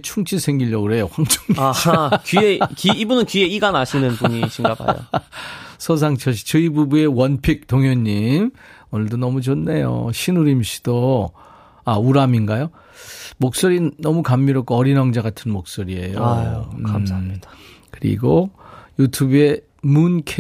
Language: Korean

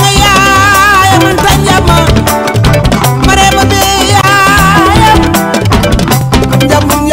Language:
Indonesian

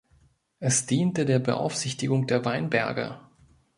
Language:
German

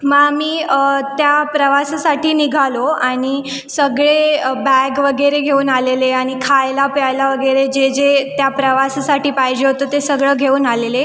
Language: Marathi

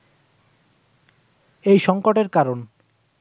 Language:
Bangla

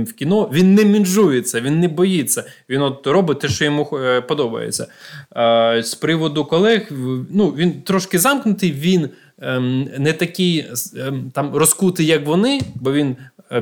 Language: Ukrainian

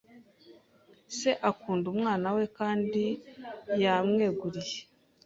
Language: Kinyarwanda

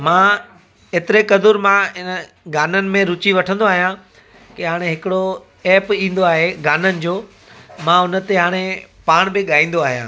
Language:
Sindhi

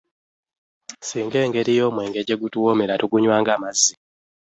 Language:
Ganda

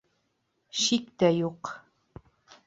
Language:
Bashkir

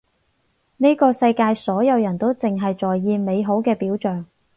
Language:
Cantonese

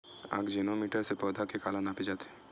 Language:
Chhattisgarhi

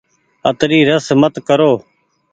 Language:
Goaria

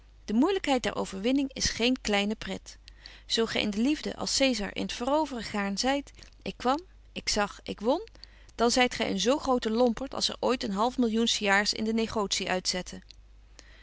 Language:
Dutch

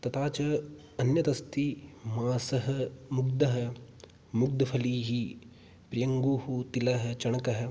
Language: Sanskrit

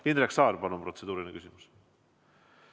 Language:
Estonian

